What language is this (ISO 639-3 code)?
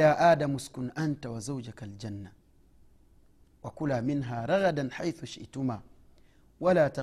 swa